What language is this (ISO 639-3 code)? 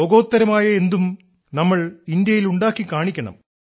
mal